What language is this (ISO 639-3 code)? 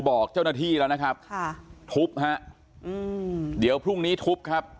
tha